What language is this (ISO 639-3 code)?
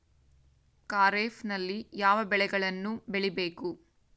kan